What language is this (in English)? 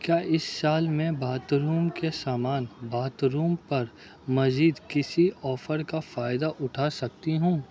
Urdu